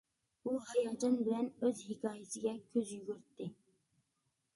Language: Uyghur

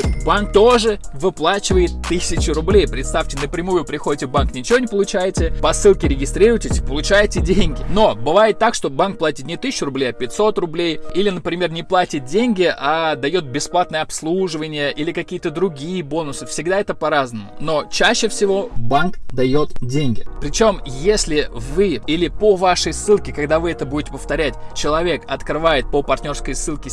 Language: Russian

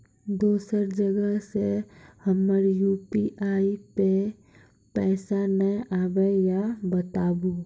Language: Maithili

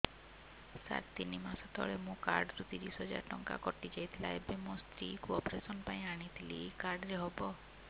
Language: Odia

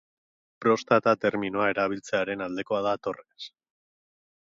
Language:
Basque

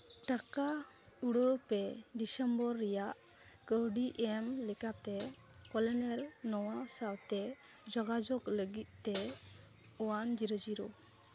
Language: Santali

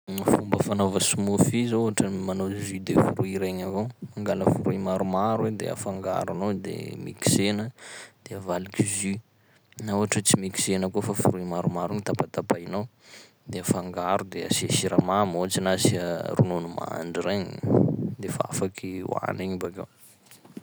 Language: Sakalava Malagasy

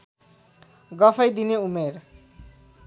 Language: Nepali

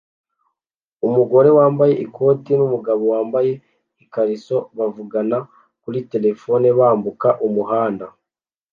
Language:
Kinyarwanda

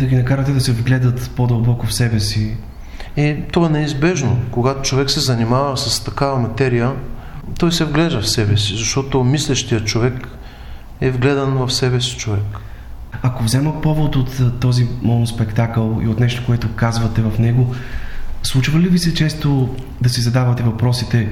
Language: Bulgarian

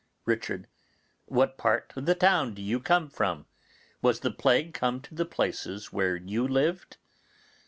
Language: English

